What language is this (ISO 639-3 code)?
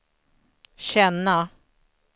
swe